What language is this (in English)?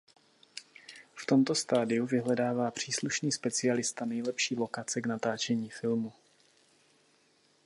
Czech